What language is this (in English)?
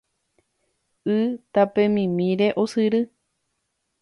Guarani